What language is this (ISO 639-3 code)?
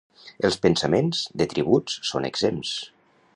cat